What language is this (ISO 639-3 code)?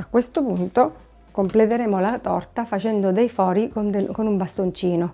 ita